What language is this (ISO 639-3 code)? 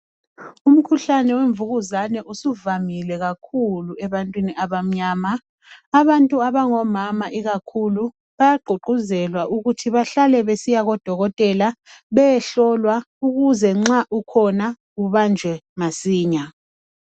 nde